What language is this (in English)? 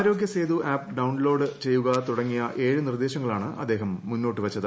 Malayalam